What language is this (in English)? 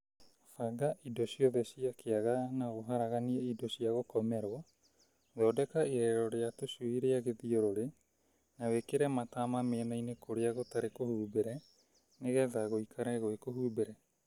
Kikuyu